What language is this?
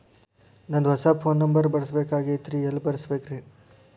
Kannada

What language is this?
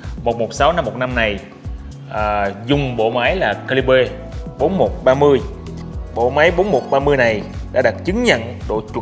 Vietnamese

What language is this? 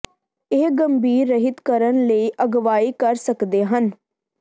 Punjabi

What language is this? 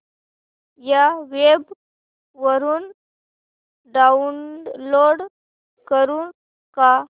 Marathi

